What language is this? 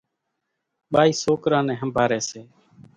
Kachi Koli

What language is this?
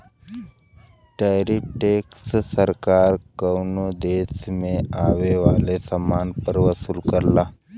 Bhojpuri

